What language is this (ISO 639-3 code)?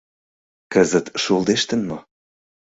chm